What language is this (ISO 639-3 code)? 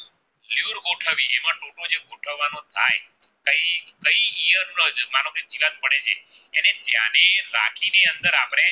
guj